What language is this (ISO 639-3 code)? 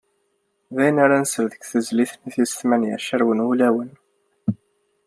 kab